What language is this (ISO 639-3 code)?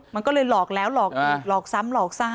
tha